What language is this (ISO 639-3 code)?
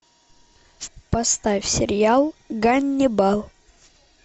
rus